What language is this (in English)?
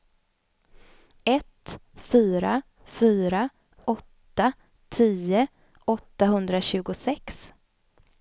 Swedish